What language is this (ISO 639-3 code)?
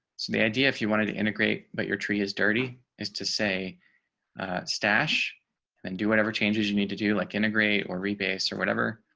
eng